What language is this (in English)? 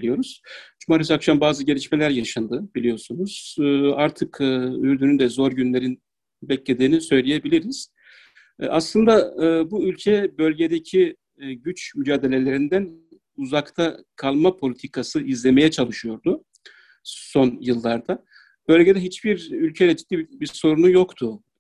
Turkish